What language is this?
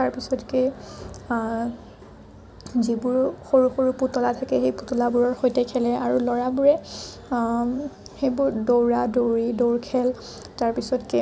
Assamese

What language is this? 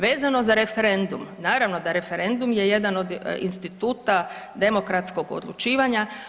Croatian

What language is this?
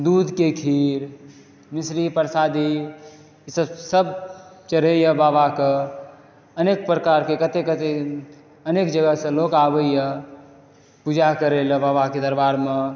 Maithili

